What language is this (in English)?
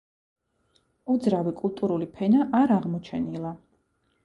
Georgian